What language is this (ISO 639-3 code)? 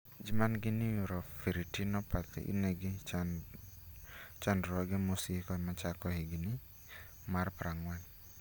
luo